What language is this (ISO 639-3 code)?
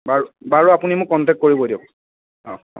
asm